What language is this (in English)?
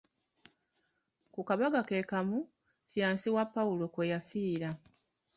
Ganda